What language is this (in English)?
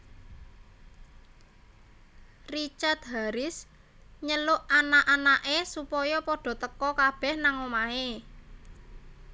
Javanese